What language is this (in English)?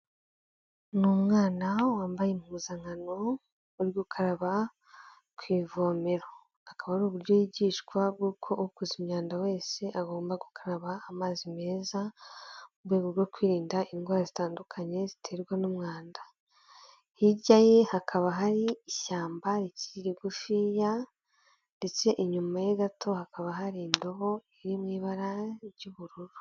Kinyarwanda